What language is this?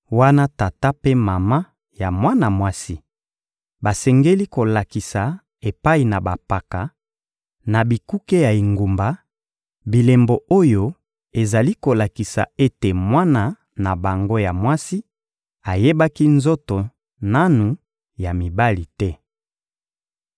Lingala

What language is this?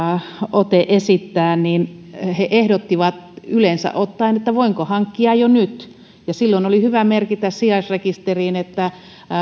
Finnish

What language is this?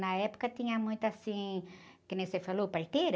Portuguese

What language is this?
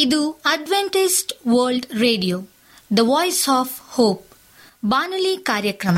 Kannada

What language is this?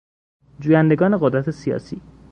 Persian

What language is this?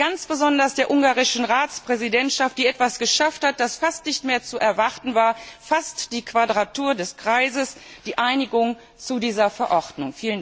German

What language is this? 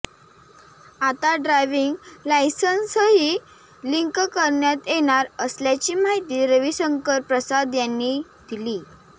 Marathi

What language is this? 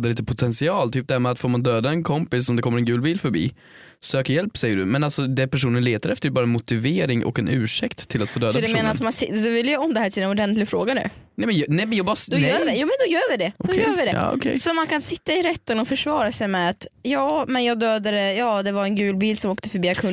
Swedish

